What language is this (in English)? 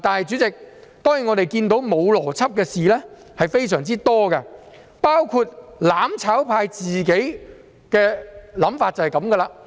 Cantonese